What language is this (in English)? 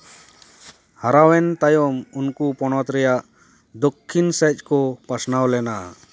Santali